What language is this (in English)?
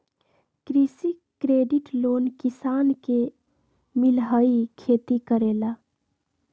Magahi